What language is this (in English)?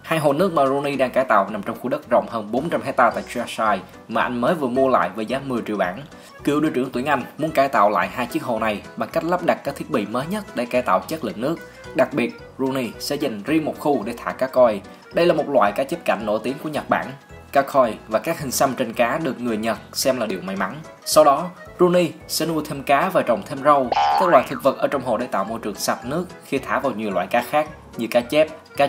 Vietnamese